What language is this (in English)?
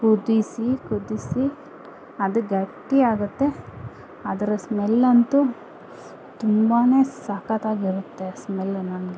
Kannada